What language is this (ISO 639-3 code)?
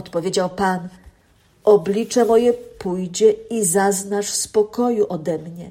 pol